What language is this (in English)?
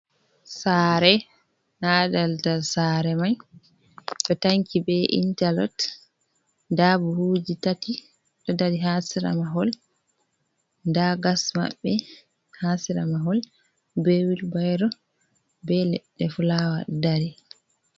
Fula